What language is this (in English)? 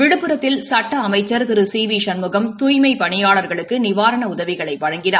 Tamil